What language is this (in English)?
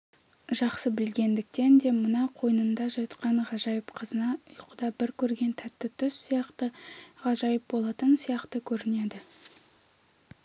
Kazakh